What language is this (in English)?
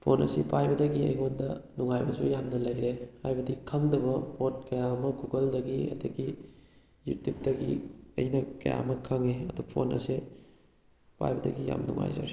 Manipuri